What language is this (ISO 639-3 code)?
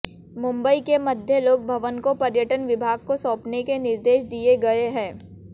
hin